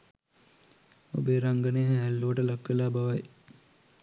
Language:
Sinhala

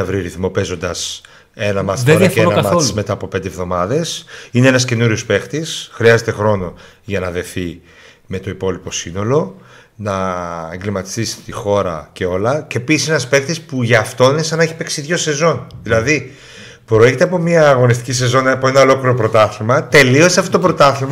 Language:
Greek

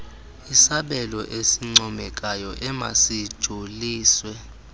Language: Xhosa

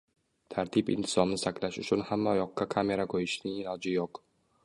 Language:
Uzbek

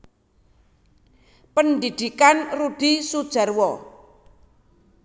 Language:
Javanese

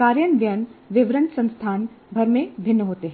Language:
Hindi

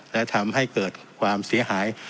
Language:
Thai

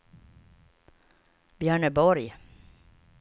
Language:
Swedish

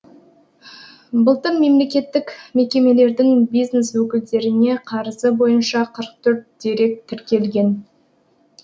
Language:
Kazakh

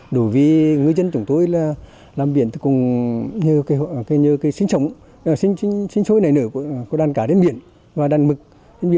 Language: Vietnamese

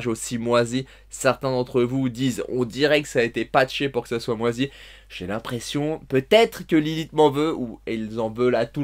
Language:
French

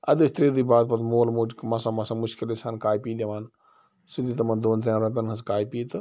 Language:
Kashmiri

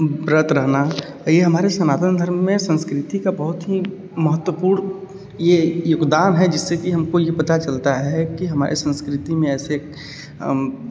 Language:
Hindi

